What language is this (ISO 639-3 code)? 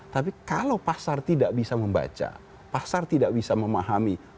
ind